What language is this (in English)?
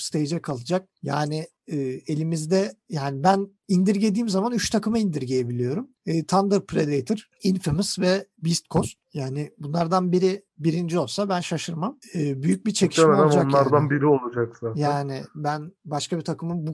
Turkish